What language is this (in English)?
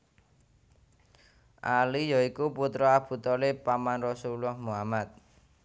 Javanese